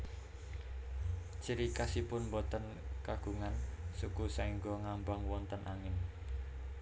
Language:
Javanese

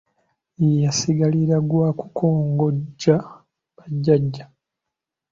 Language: Ganda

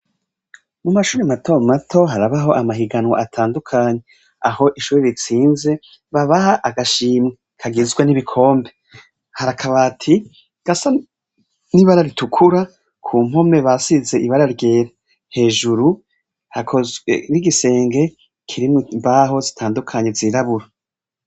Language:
Rundi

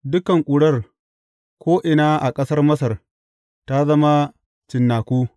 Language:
Hausa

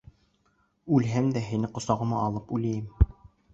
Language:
Bashkir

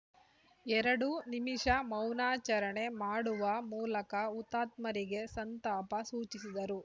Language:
Kannada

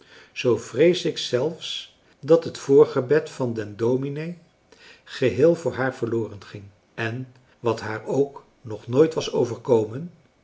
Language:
Dutch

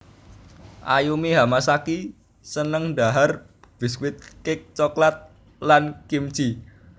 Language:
Javanese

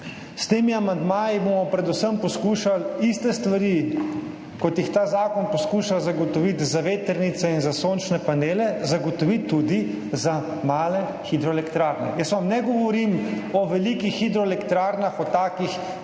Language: Slovenian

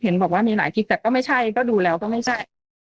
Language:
Thai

